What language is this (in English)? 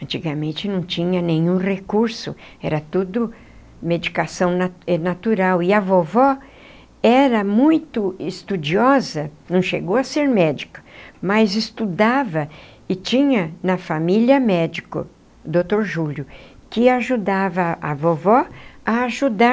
Portuguese